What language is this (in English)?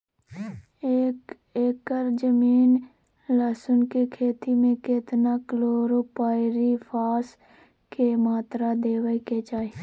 Maithili